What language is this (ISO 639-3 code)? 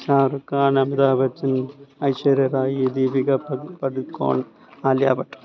mal